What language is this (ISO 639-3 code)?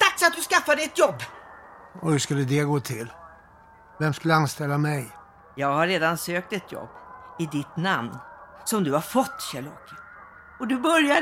swe